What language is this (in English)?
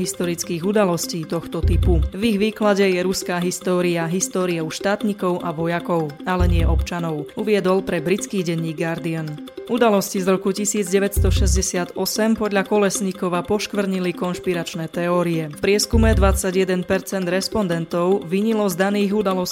Slovak